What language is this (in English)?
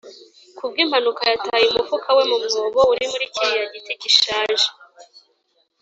Kinyarwanda